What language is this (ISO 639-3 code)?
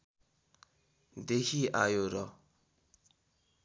nep